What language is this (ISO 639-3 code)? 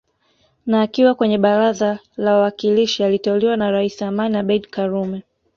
swa